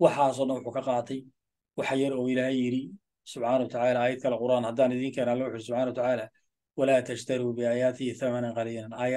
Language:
Arabic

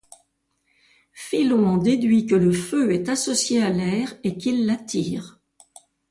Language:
French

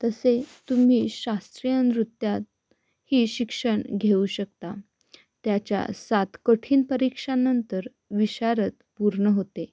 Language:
Marathi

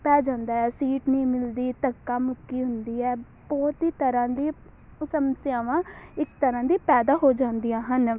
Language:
Punjabi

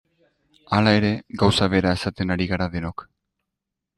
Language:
Basque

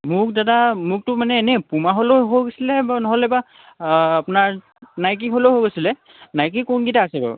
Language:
Assamese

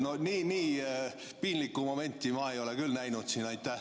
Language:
Estonian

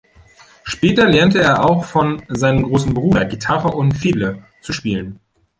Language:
German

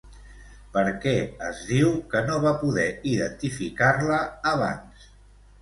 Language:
Catalan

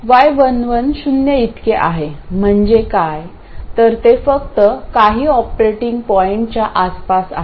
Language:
Marathi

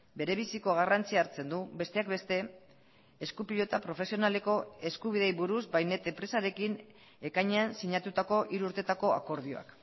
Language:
Basque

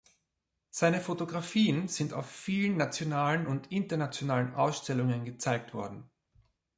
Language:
German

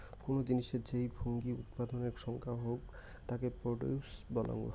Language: Bangla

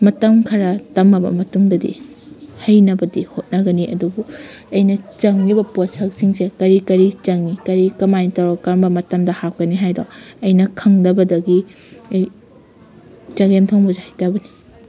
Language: Manipuri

